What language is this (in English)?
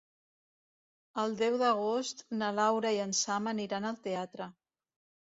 Catalan